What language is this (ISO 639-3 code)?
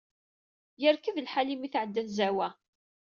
kab